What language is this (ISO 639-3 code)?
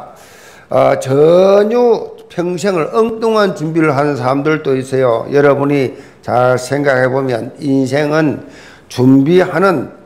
kor